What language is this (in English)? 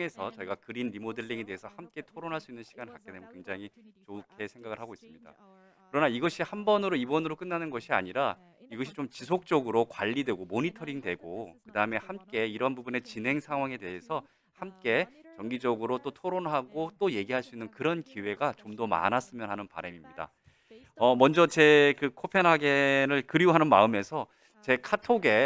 Korean